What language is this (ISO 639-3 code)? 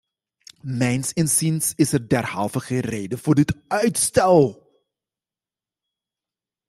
nld